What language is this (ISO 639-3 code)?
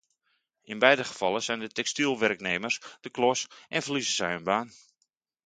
nld